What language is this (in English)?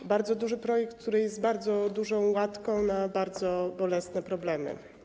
Polish